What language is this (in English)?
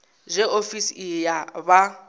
Venda